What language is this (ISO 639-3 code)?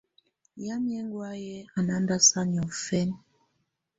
tvu